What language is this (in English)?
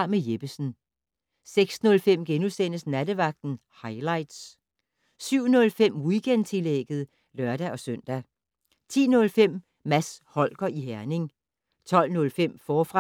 Danish